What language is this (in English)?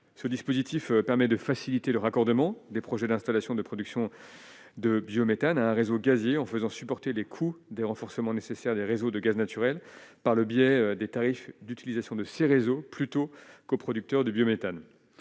French